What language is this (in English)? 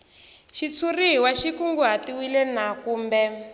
Tsonga